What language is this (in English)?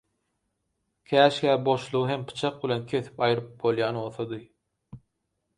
Turkmen